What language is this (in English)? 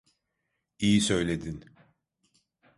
Turkish